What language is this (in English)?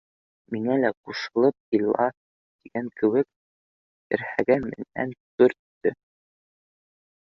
Bashkir